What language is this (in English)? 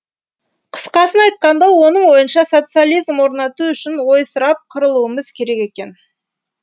Kazakh